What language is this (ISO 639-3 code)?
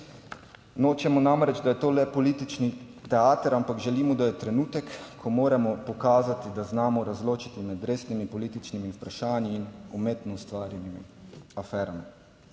slv